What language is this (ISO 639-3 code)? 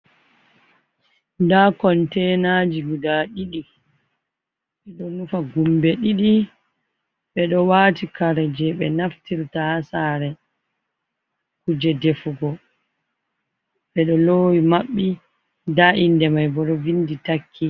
ful